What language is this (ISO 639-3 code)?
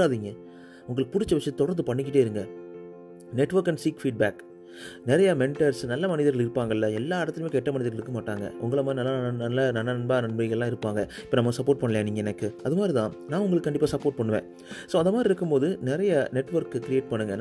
tam